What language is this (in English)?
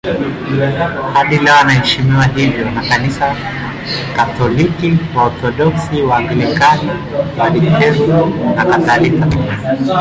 Swahili